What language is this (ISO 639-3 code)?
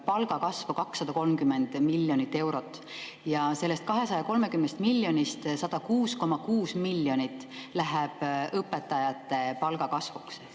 est